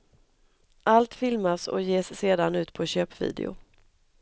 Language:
Swedish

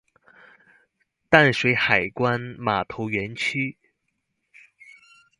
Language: Chinese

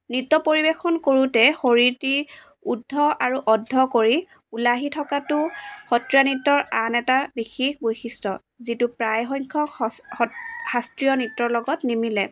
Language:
Assamese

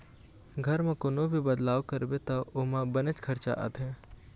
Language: Chhattisgarhi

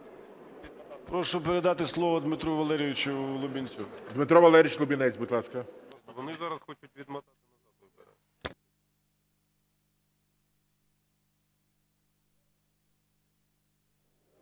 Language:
Ukrainian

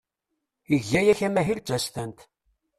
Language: Kabyle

